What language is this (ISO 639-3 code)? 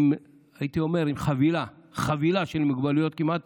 heb